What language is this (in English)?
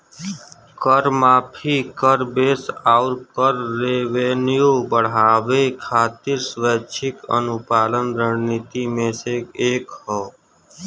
Bhojpuri